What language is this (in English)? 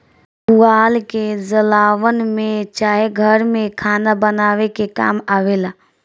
Bhojpuri